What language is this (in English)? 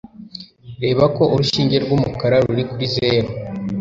Kinyarwanda